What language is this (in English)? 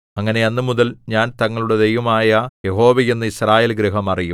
Malayalam